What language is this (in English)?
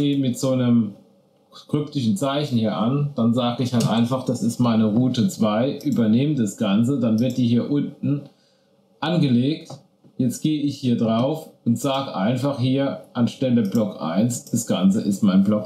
German